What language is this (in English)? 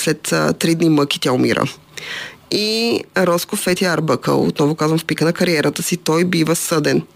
Bulgarian